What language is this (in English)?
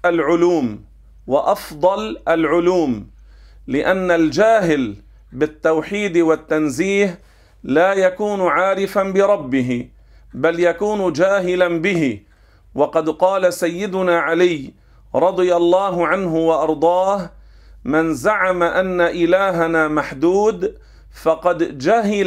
Arabic